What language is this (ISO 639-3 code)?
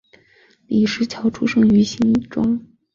zho